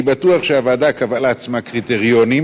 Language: Hebrew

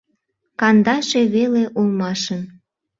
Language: Mari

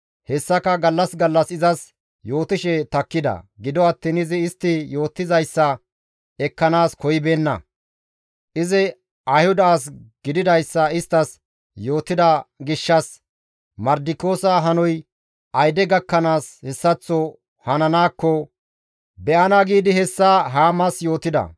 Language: Gamo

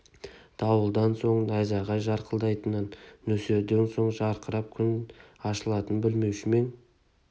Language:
Kazakh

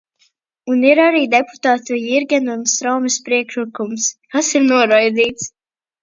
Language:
Latvian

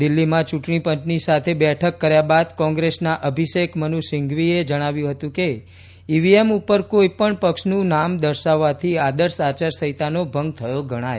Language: Gujarati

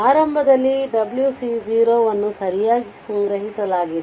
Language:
Kannada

